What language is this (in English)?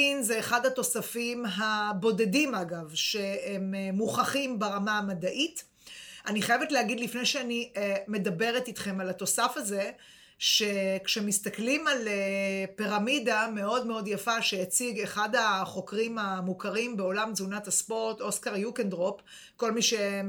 Hebrew